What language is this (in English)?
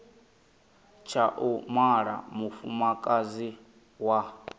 Venda